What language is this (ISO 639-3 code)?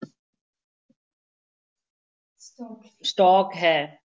pan